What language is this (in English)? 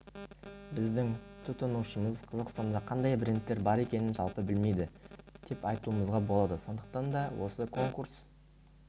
Kazakh